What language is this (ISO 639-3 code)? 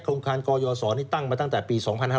tha